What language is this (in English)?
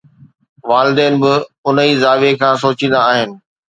Sindhi